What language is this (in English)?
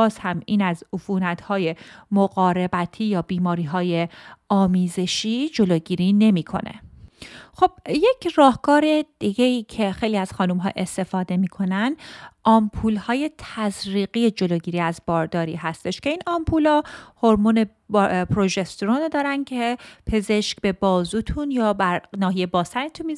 Persian